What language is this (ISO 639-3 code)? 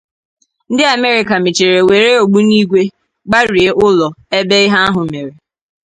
ibo